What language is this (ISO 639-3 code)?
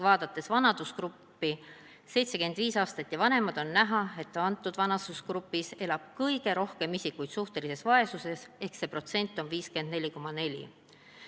est